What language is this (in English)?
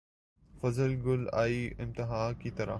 Urdu